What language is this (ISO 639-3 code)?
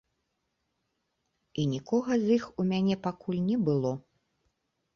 bel